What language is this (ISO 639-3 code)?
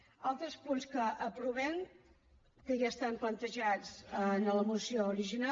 cat